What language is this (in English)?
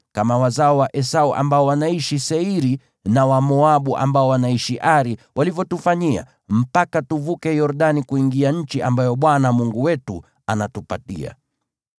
Swahili